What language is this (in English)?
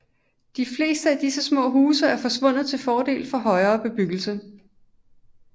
Danish